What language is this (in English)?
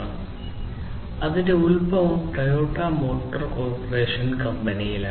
Malayalam